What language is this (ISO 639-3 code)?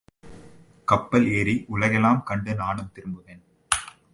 tam